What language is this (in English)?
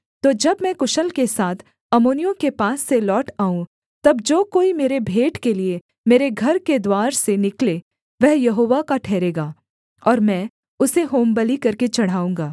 Hindi